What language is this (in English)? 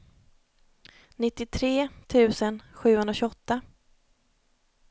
Swedish